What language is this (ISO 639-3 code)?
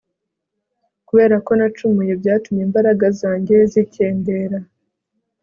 kin